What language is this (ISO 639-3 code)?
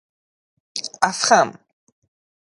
fas